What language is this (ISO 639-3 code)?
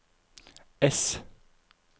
nor